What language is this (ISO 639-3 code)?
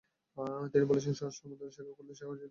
ben